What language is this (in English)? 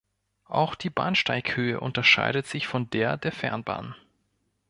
German